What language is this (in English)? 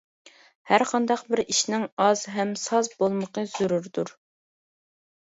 Uyghur